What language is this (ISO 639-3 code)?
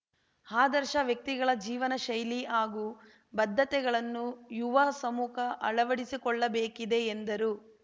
kan